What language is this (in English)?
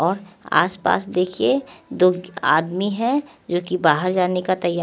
Hindi